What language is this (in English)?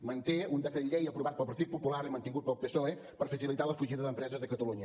Catalan